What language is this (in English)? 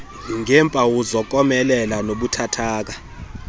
Xhosa